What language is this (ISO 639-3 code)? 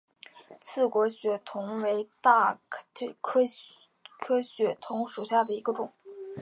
zho